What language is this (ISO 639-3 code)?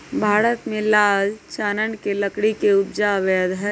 mag